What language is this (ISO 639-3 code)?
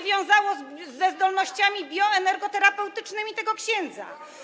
pol